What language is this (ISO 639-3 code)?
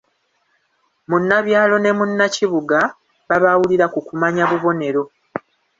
lug